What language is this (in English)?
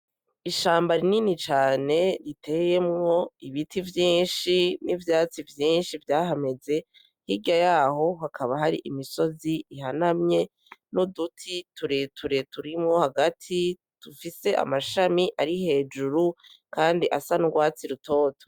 Rundi